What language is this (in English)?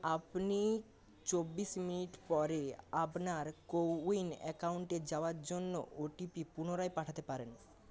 Bangla